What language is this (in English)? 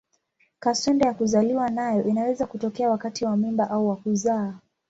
Swahili